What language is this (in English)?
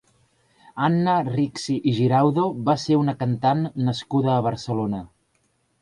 Catalan